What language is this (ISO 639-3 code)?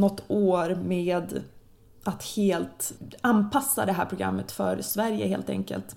swe